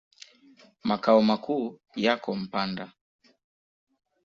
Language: Swahili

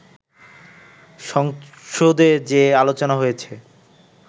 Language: Bangla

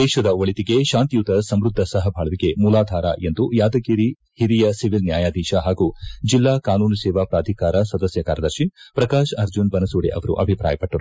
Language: Kannada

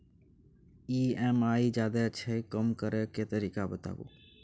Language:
Maithili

